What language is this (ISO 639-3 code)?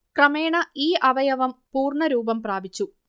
mal